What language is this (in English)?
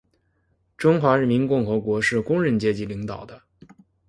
Chinese